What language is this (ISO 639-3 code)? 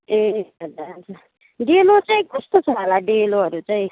nep